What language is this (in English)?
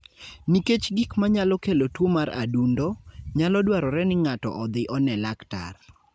Luo (Kenya and Tanzania)